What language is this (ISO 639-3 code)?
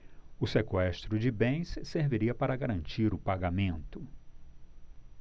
por